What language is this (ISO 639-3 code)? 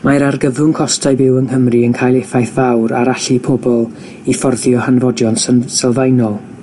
cym